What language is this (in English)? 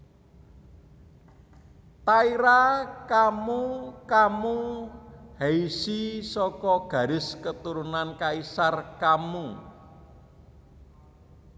Javanese